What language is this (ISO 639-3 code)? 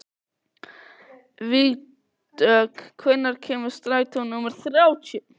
isl